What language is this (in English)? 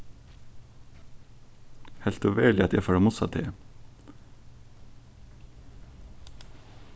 Faroese